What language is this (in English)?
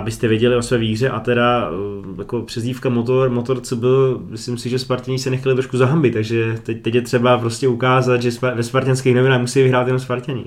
Czech